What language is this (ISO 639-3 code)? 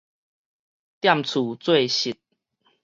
nan